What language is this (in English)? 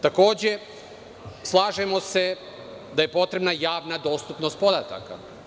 Serbian